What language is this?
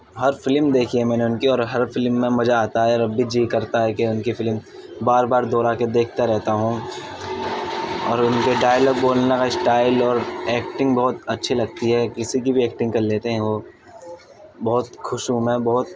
Urdu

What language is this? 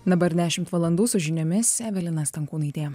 Lithuanian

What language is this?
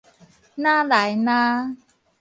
Min Nan Chinese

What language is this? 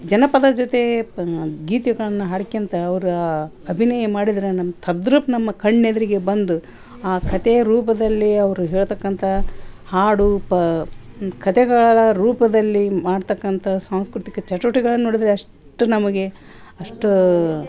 Kannada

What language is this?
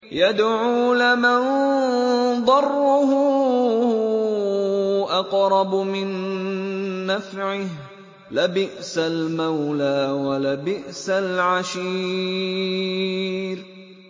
Arabic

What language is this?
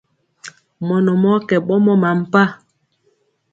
Mpiemo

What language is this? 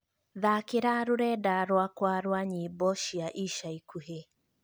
Kikuyu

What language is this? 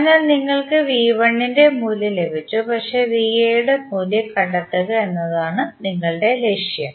Malayalam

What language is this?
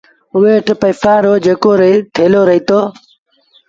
Sindhi Bhil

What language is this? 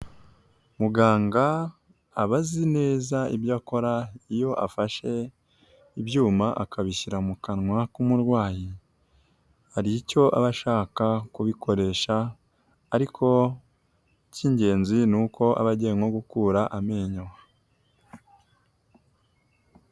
Kinyarwanda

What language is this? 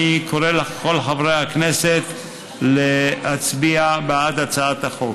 Hebrew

